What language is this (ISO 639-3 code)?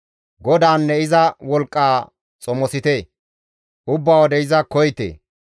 gmv